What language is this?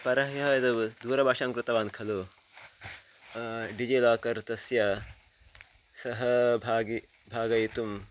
Sanskrit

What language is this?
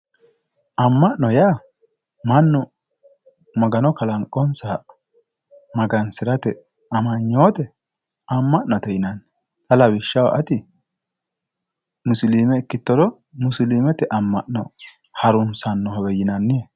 Sidamo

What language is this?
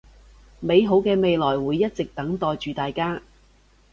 Cantonese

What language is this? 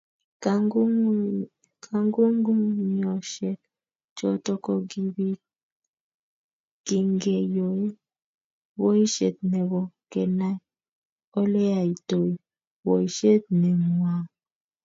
Kalenjin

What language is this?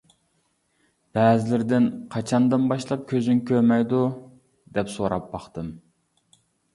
Uyghur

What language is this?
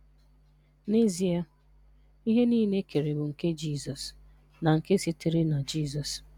Igbo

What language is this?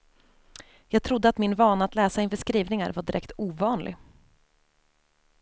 Swedish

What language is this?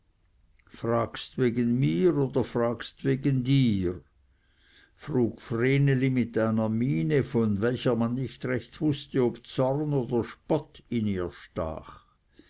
German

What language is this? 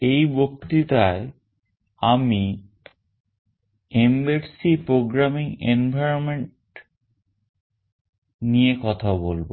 Bangla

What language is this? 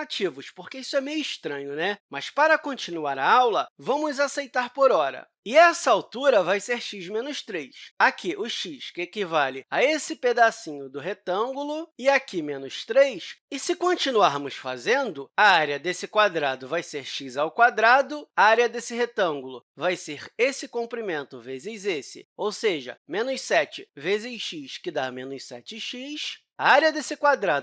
Portuguese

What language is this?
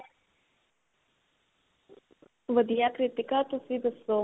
Punjabi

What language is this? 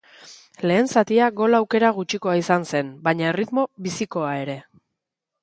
Basque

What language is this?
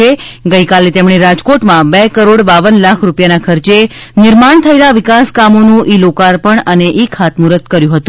Gujarati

